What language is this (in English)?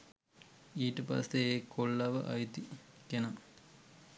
Sinhala